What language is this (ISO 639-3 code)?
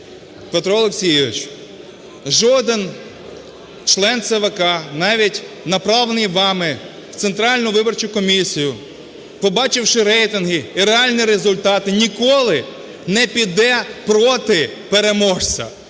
ukr